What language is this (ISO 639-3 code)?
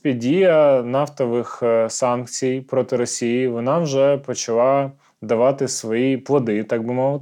ukr